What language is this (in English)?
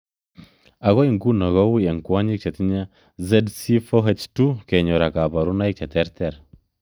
Kalenjin